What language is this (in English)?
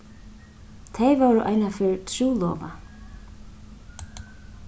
Faroese